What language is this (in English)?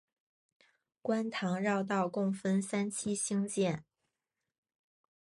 Chinese